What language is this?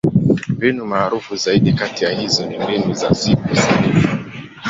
Swahili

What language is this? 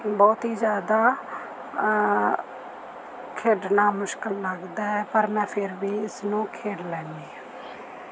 Punjabi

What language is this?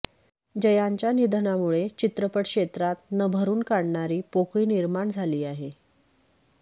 Marathi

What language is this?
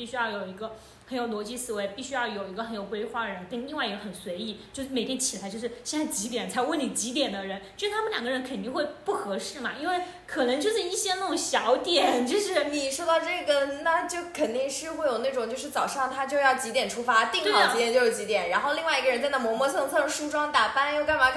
Chinese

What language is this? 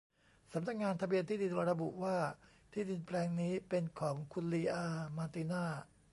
Thai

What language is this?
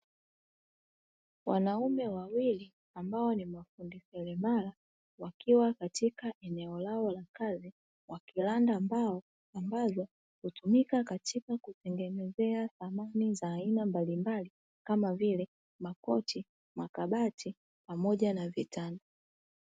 Swahili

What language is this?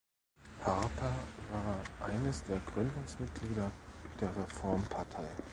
German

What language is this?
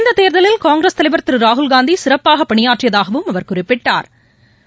Tamil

